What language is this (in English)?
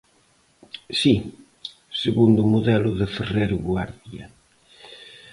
Galician